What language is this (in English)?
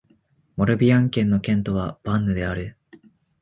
Japanese